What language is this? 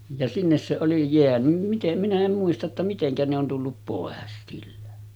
Finnish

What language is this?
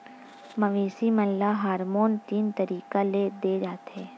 Chhattisgarhi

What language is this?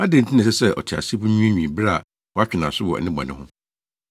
Akan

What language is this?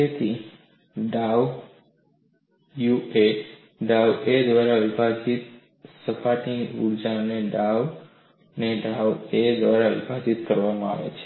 Gujarati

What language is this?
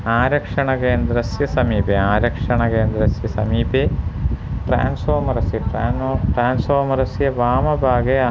Sanskrit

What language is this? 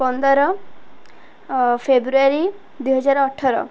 Odia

